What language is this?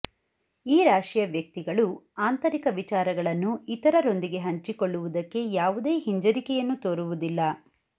Kannada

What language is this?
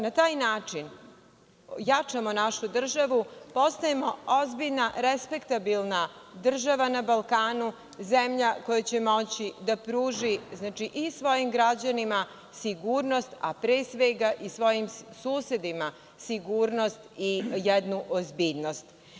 Serbian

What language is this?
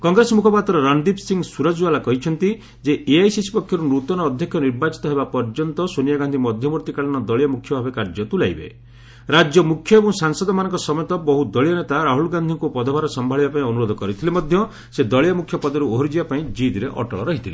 Odia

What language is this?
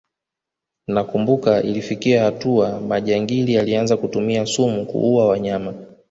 Swahili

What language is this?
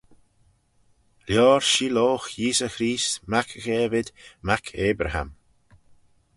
Manx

